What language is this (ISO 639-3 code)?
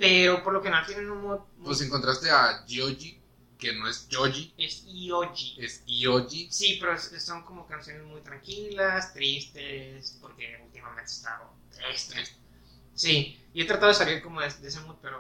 spa